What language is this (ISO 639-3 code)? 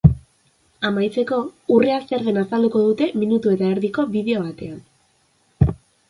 eus